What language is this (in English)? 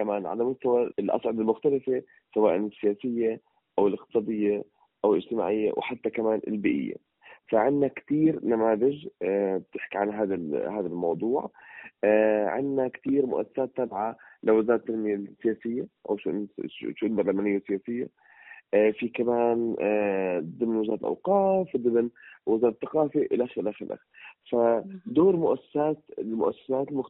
Arabic